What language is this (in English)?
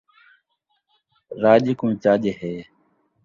Saraiki